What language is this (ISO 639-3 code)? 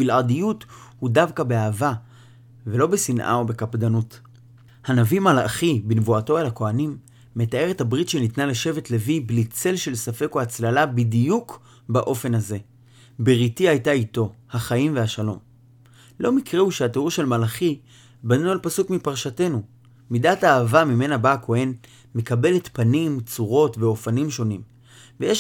heb